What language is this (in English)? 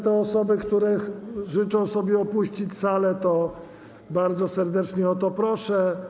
Polish